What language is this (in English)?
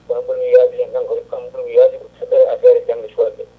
Fula